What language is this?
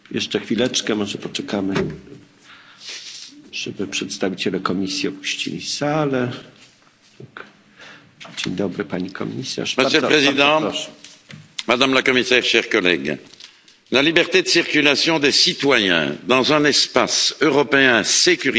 French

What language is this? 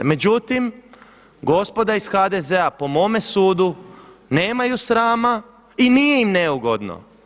Croatian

